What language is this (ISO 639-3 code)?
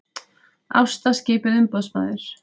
isl